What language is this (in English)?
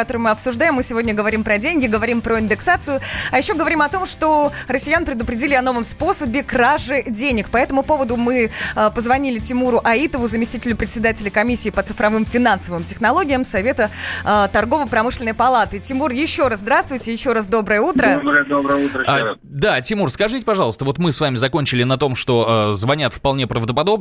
Russian